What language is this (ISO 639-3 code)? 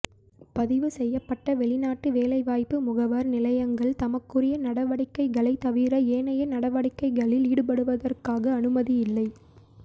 tam